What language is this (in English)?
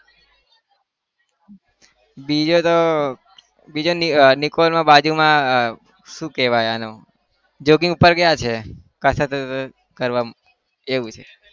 Gujarati